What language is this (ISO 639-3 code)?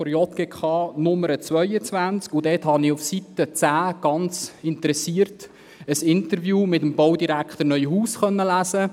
gsw